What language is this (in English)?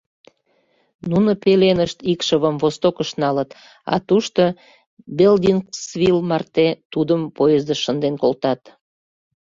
Mari